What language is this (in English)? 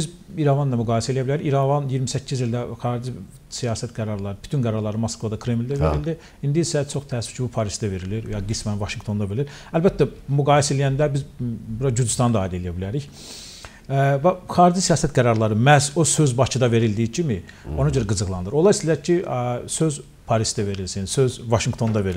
Turkish